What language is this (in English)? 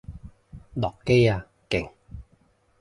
Cantonese